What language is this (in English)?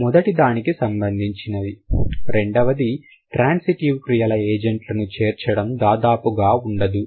Telugu